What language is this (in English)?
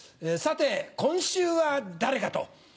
Japanese